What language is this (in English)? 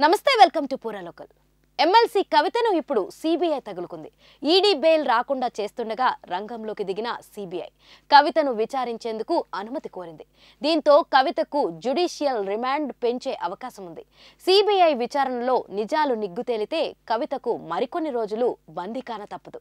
Telugu